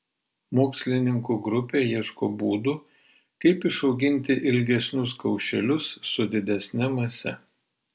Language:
Lithuanian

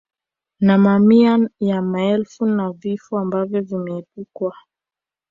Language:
Swahili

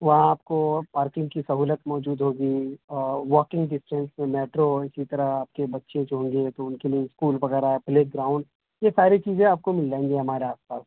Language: Urdu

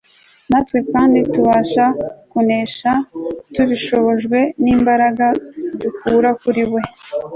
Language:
Kinyarwanda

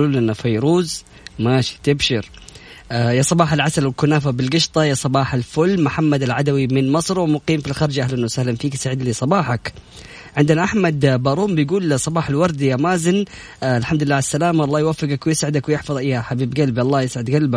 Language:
Arabic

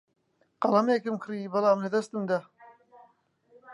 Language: Central Kurdish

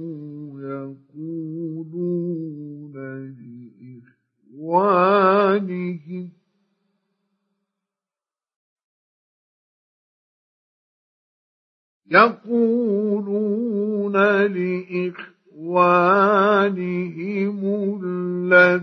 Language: Arabic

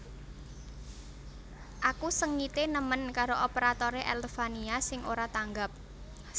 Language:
Javanese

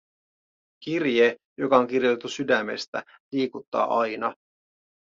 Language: Finnish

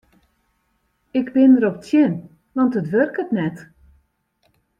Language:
Western Frisian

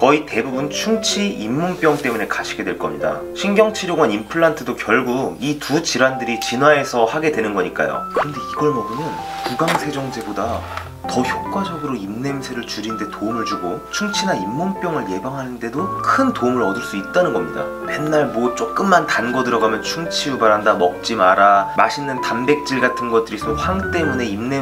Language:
Korean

